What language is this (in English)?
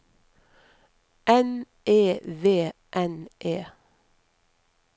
Norwegian